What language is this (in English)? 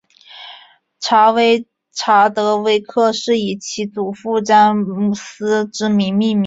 Chinese